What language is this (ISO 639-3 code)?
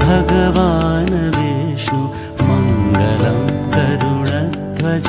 hin